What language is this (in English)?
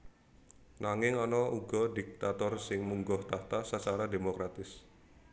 Javanese